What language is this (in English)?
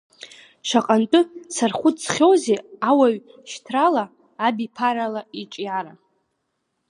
Abkhazian